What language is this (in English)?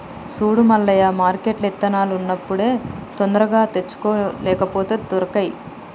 Telugu